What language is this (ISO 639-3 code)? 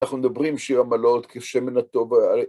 heb